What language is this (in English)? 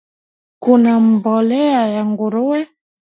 Swahili